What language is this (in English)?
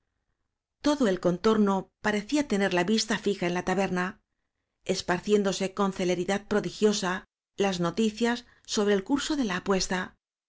Spanish